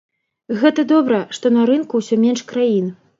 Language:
Belarusian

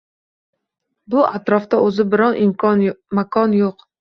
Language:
Uzbek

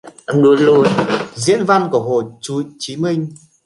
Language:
Vietnamese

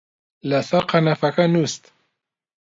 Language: Central Kurdish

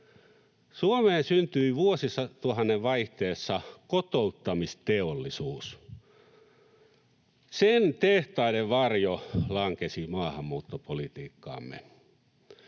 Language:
Finnish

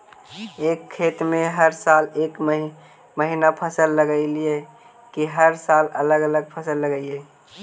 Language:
Magahi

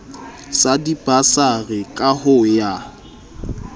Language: Southern Sotho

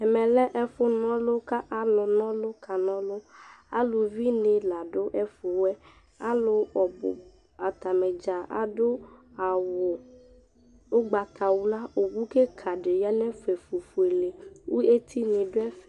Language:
Ikposo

